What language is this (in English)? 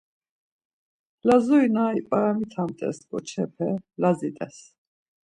Laz